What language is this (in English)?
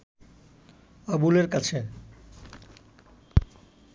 Bangla